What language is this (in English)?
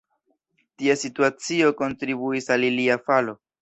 Esperanto